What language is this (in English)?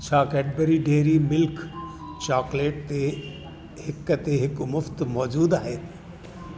Sindhi